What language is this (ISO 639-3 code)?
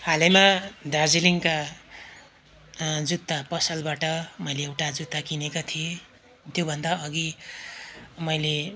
nep